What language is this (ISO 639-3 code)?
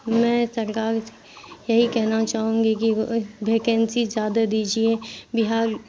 urd